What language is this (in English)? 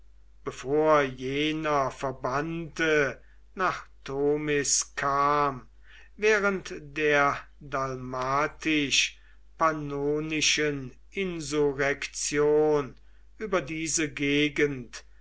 German